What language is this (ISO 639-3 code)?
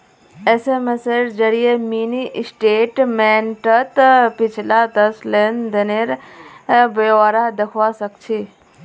mag